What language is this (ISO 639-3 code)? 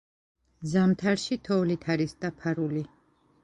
kat